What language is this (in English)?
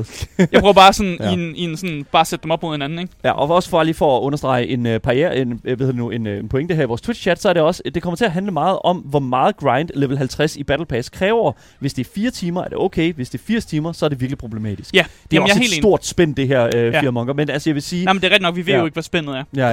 Danish